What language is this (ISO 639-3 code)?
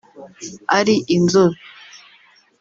kin